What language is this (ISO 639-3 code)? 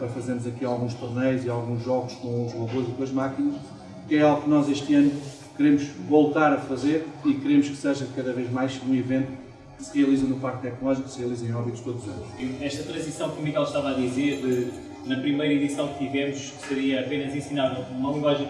por